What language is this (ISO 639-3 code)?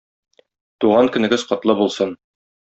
tat